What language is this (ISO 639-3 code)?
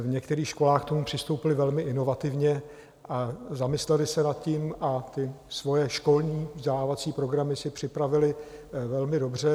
ces